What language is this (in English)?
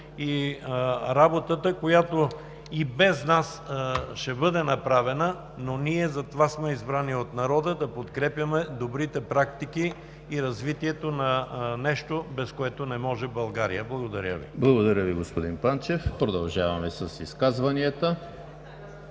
Bulgarian